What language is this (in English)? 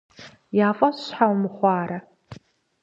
Kabardian